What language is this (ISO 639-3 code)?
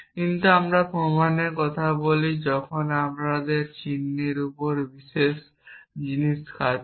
ben